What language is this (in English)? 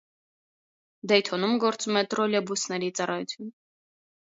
Armenian